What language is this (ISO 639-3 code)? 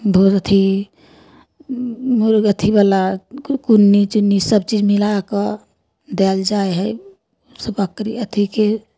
mai